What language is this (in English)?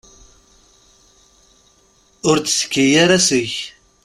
Kabyle